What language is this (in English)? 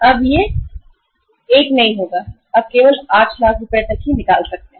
Hindi